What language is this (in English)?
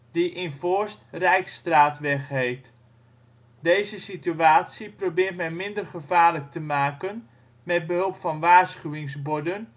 Dutch